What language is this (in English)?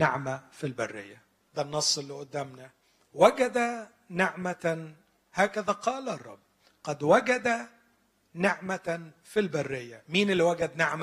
Arabic